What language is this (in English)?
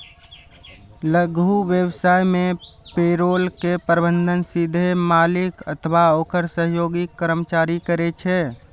Maithili